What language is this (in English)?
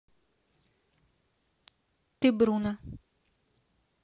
Russian